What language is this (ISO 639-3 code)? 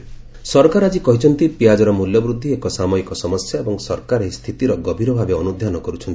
ori